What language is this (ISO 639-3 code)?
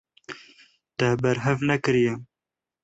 kur